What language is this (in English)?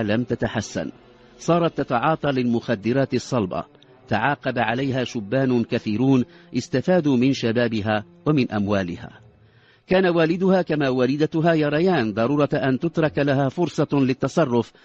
Arabic